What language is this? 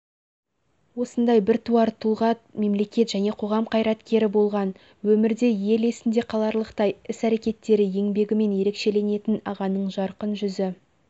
Kazakh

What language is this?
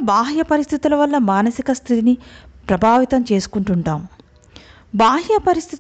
Telugu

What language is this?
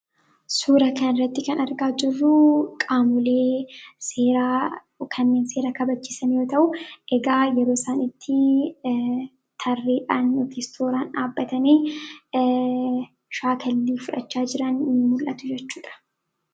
Oromo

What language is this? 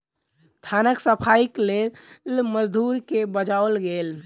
Maithili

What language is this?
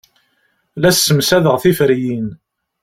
Kabyle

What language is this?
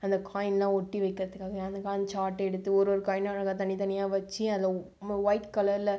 Tamil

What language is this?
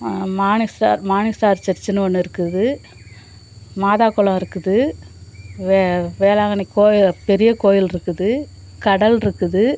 Tamil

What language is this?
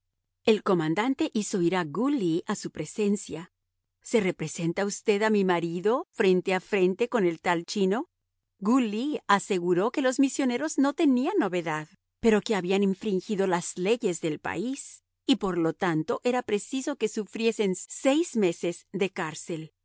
Spanish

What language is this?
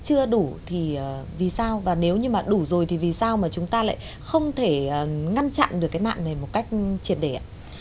Vietnamese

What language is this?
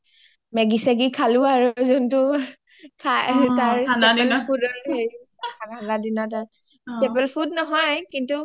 Assamese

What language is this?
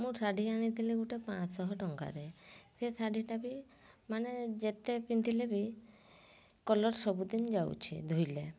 Odia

